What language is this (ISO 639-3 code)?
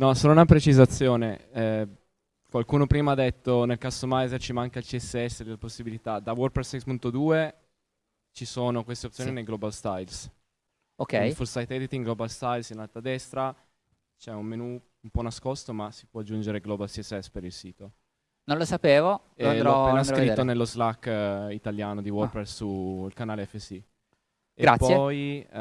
ita